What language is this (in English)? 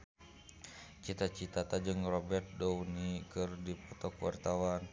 Sundanese